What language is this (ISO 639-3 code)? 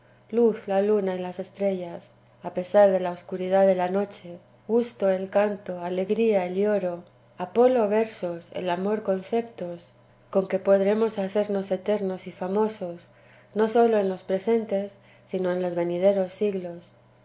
spa